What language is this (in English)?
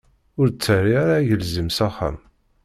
Kabyle